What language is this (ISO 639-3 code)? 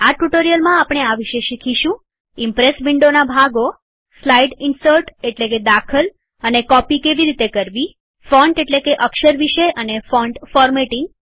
guj